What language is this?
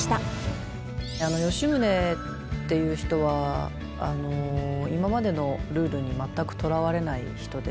Japanese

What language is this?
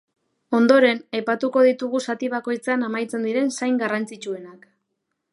Basque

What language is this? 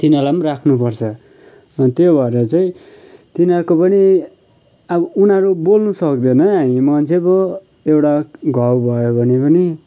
Nepali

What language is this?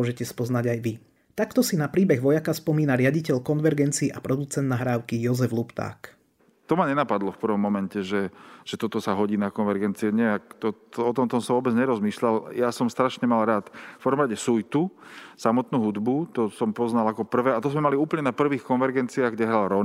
Slovak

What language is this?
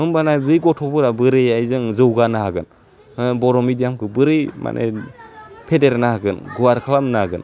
Bodo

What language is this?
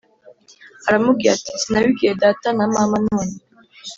Kinyarwanda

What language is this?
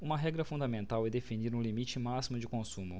Portuguese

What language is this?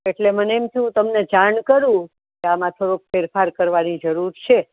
Gujarati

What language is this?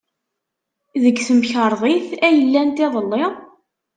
Kabyle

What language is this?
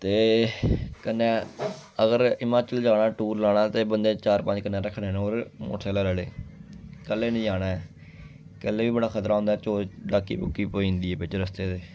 Dogri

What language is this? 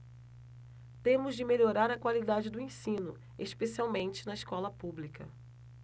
Portuguese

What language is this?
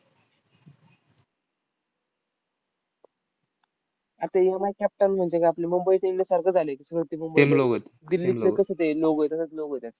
Marathi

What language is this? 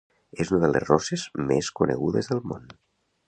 Catalan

